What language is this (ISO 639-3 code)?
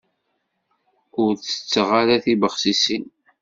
kab